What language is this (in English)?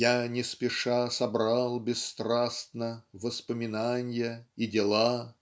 Russian